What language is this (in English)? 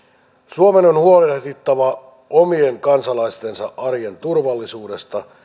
Finnish